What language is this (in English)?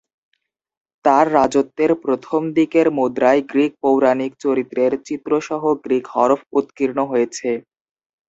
Bangla